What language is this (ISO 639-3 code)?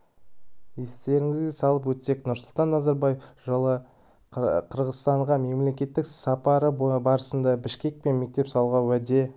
kaz